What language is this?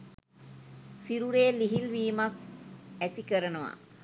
Sinhala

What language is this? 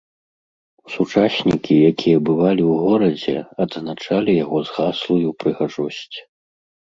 Belarusian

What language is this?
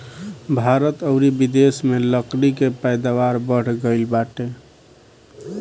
Bhojpuri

